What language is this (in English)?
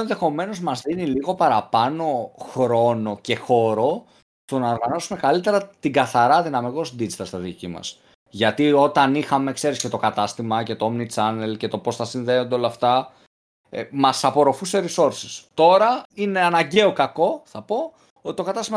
Greek